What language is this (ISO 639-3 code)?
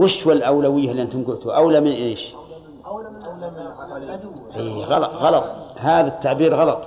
ara